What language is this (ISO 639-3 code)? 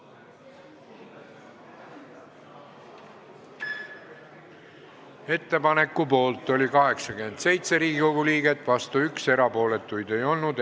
est